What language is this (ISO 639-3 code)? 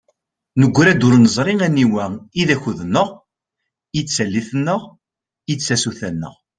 kab